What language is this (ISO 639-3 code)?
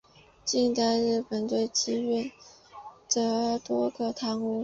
zho